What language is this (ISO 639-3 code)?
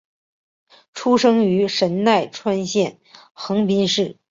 zho